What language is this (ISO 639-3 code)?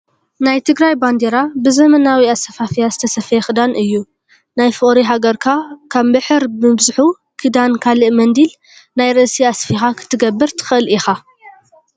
tir